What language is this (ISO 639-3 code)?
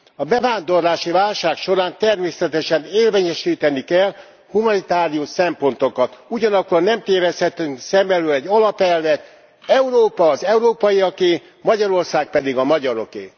hun